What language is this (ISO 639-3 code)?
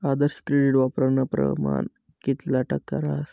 mar